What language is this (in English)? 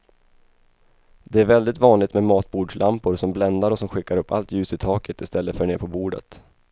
Swedish